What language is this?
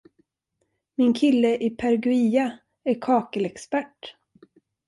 Swedish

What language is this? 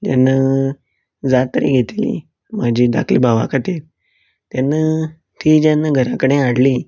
Konkani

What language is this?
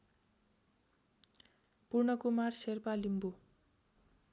Nepali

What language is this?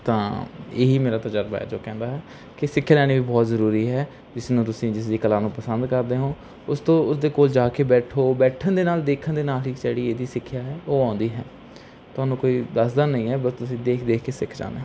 Punjabi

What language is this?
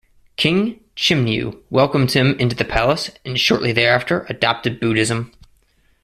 English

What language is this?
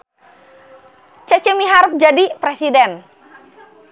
Sundanese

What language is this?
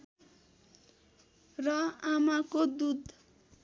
Nepali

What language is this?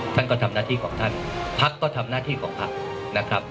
Thai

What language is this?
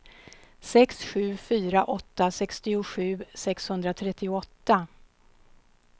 Swedish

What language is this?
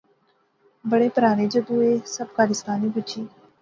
Pahari-Potwari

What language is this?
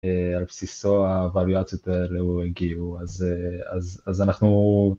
Hebrew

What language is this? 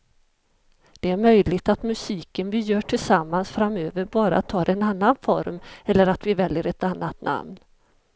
Swedish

